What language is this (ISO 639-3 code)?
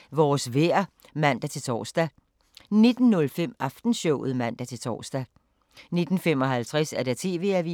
dan